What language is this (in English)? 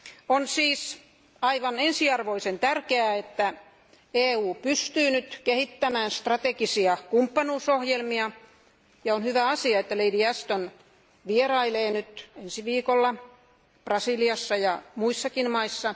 Finnish